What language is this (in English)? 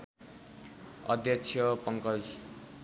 Nepali